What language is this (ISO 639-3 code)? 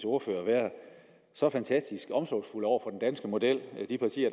dan